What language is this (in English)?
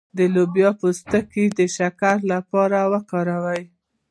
Pashto